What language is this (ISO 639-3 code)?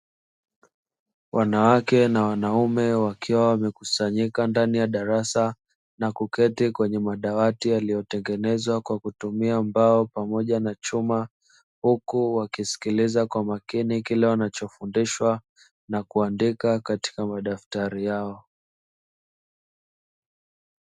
swa